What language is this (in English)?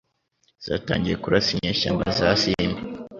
Kinyarwanda